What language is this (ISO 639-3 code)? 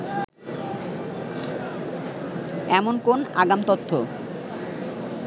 ben